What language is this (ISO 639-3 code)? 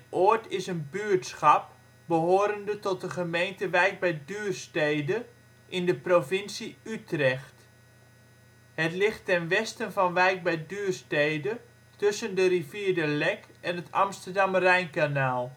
nld